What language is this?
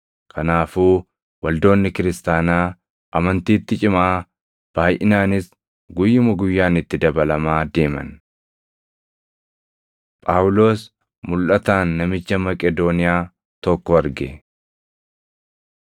Oromo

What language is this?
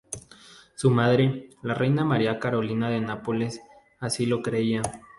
Spanish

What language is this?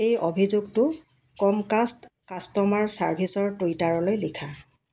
Assamese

